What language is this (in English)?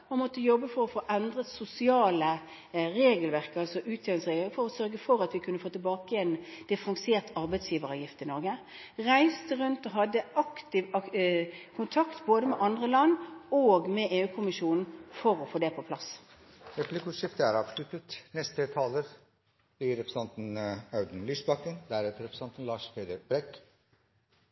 Norwegian